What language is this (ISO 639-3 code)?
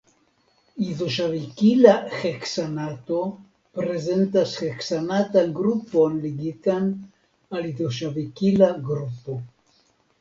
epo